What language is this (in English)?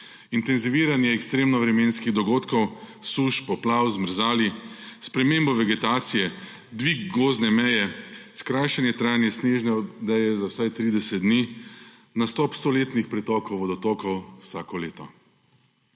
Slovenian